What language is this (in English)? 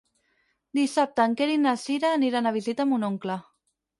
Catalan